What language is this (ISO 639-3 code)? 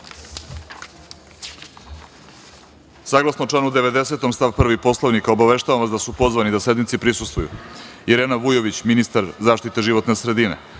srp